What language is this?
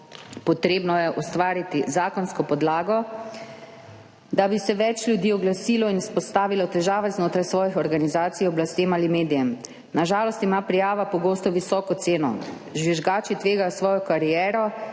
Slovenian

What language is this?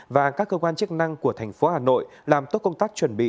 Vietnamese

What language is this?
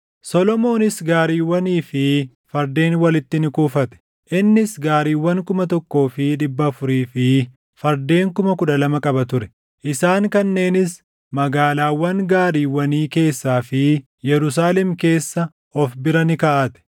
Oromo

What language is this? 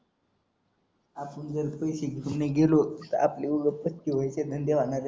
Marathi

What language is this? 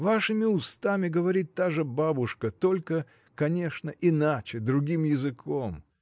Russian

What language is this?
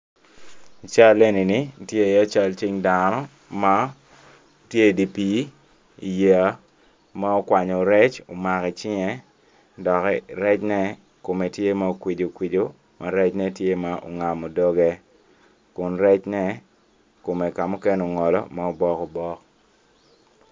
Acoli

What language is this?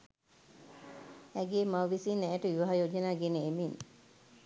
Sinhala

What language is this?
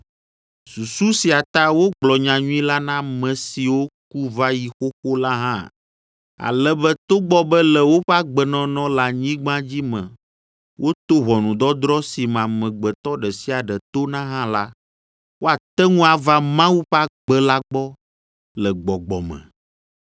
Ewe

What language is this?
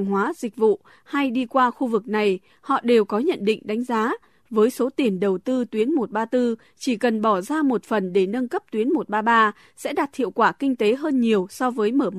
Vietnamese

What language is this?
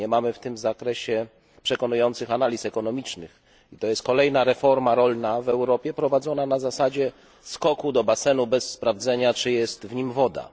Polish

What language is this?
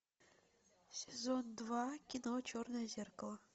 Russian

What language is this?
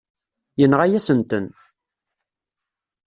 Kabyle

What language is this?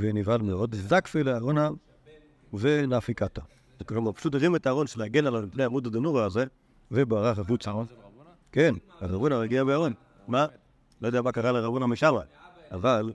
Hebrew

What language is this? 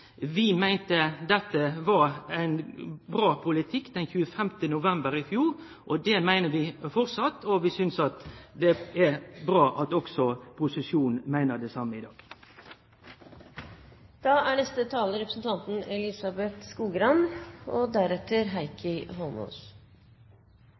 Norwegian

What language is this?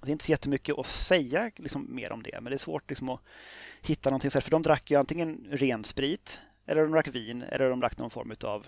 Swedish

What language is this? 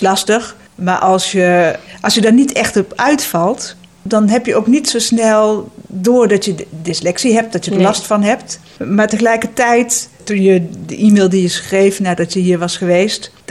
Dutch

